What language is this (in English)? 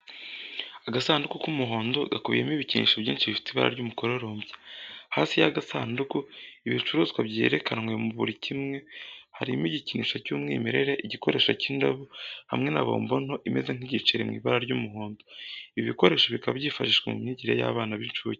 Kinyarwanda